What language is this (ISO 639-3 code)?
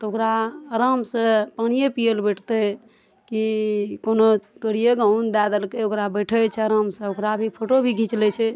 mai